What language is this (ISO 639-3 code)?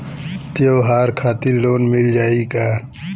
bho